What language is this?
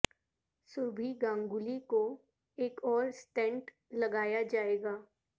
Urdu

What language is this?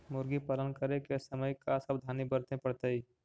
Magahi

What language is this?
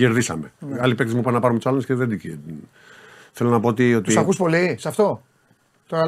Greek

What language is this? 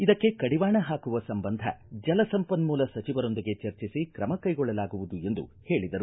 Kannada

